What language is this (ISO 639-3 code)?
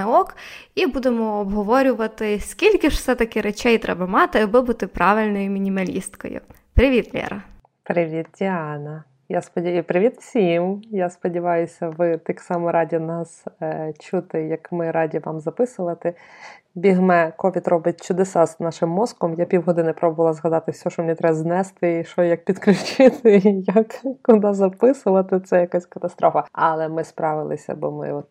ukr